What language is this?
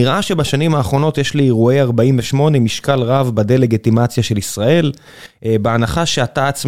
Hebrew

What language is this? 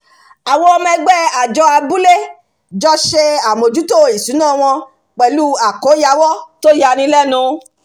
Yoruba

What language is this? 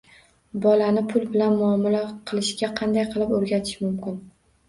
Uzbek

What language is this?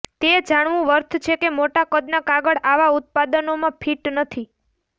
Gujarati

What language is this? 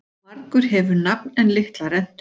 Icelandic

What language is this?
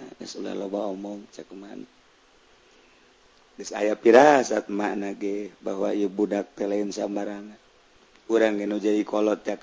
Indonesian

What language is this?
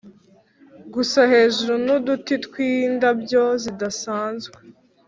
Kinyarwanda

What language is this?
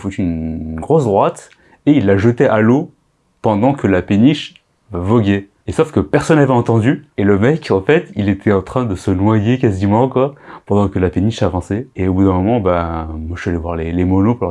French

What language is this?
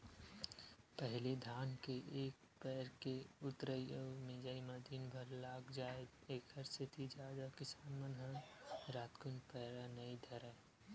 Chhattisgarhi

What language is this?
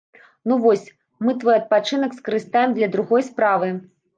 Belarusian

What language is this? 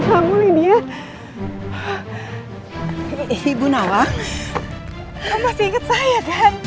Indonesian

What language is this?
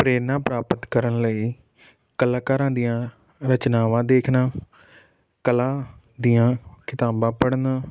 Punjabi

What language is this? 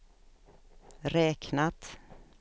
Swedish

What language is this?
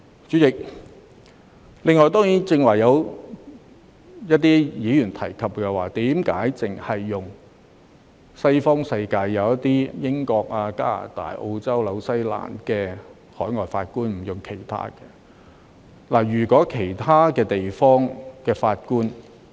Cantonese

